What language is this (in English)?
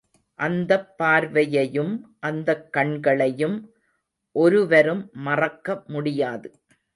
Tamil